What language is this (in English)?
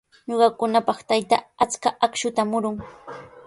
Sihuas Ancash Quechua